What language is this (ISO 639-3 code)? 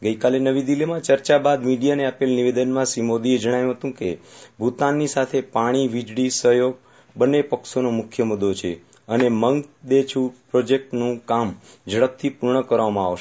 guj